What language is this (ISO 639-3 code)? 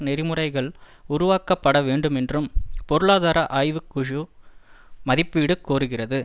tam